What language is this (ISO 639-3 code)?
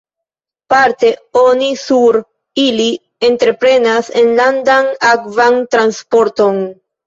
epo